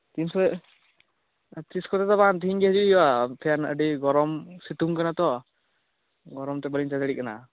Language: Santali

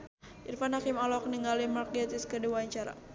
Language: Sundanese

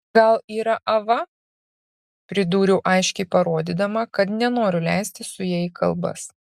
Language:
Lithuanian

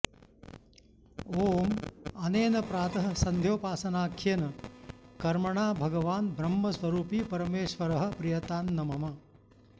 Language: Sanskrit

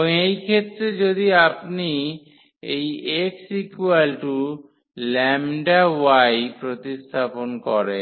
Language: Bangla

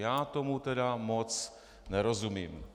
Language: Czech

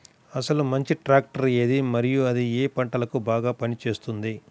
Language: Telugu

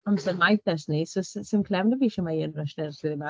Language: Welsh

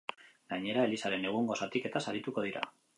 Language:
Basque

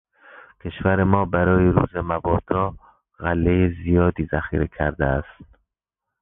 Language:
Persian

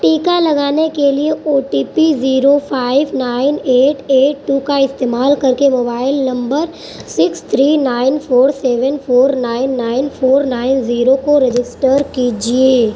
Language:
Urdu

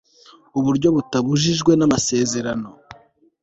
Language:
Kinyarwanda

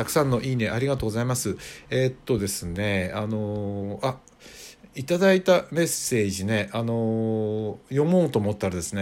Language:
Japanese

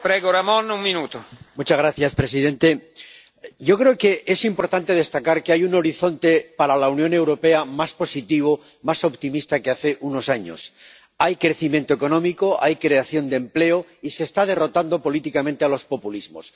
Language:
Spanish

